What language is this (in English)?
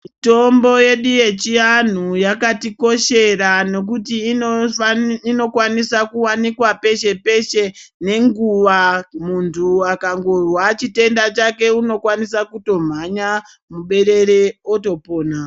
Ndau